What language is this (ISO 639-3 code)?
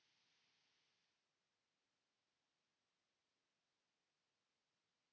fin